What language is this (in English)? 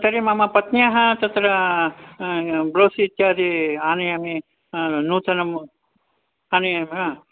Sanskrit